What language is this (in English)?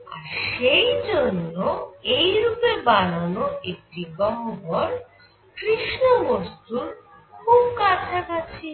Bangla